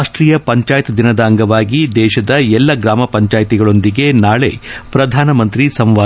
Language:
Kannada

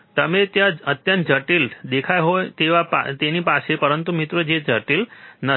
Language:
Gujarati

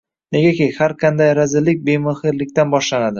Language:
Uzbek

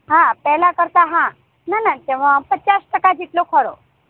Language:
Gujarati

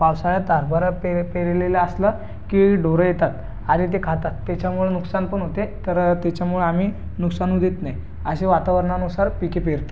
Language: Marathi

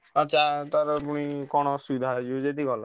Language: Odia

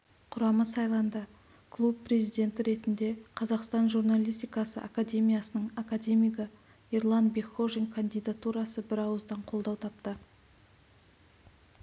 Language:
Kazakh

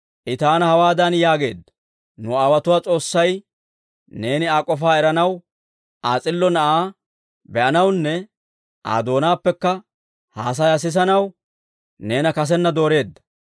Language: Dawro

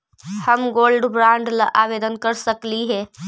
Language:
Magahi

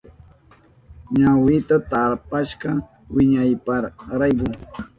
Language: Southern Pastaza Quechua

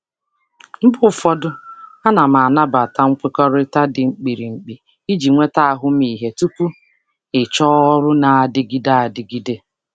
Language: Igbo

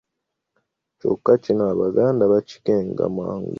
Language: Ganda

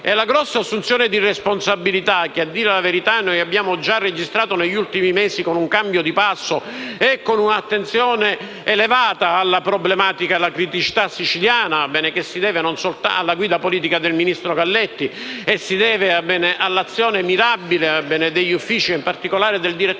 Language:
Italian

